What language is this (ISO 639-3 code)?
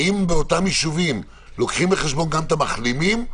heb